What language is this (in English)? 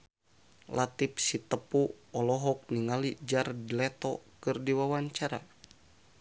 Sundanese